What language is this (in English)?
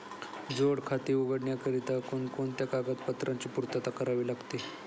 Marathi